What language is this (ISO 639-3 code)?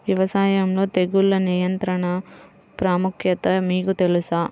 tel